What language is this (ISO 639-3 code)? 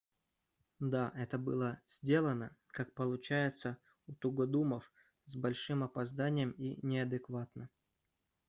rus